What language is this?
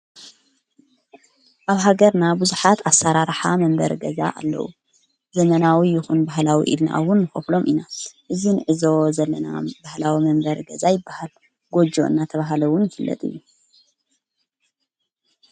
Tigrinya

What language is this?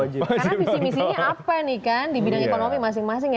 Indonesian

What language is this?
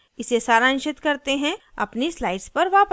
Hindi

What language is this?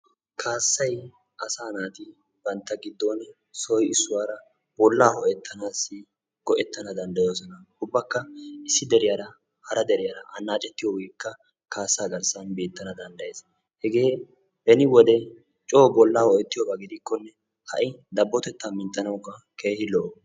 Wolaytta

